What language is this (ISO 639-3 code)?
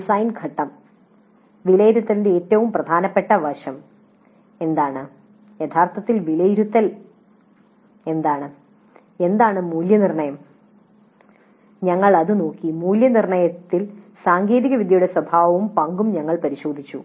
mal